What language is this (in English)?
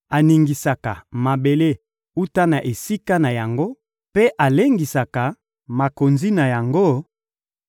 Lingala